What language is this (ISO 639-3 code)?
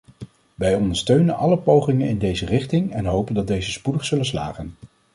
nld